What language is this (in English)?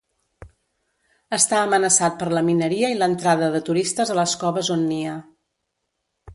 Catalan